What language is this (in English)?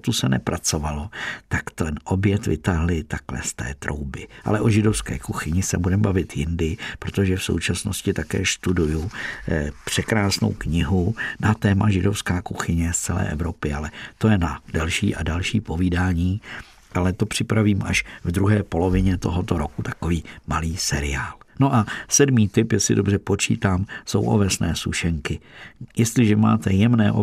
Czech